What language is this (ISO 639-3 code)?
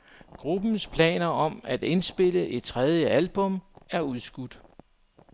dan